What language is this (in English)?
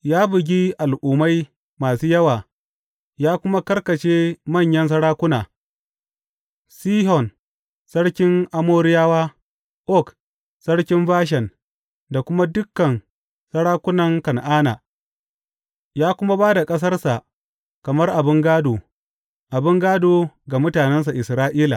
Hausa